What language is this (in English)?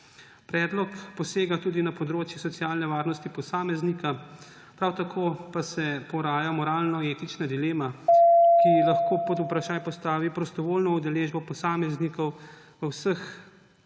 Slovenian